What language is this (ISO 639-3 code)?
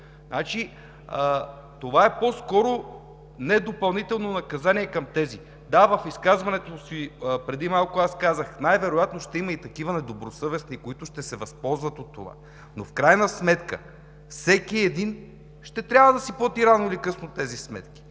bul